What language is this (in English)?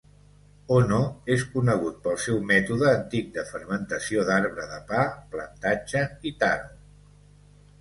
Catalan